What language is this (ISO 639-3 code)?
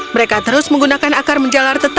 ind